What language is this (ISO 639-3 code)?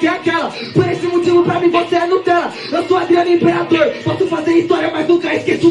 por